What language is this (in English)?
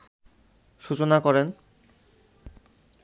Bangla